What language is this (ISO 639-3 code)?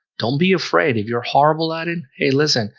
eng